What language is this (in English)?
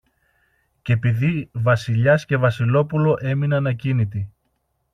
Greek